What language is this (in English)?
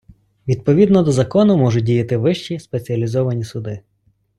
Ukrainian